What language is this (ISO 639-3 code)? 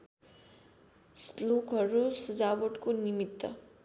nep